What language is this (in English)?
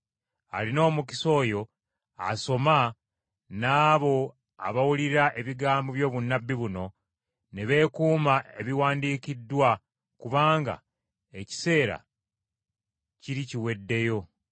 Ganda